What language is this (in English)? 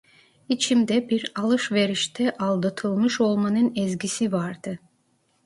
Turkish